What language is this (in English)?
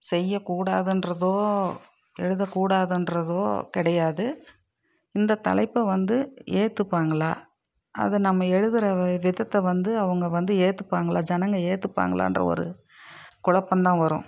Tamil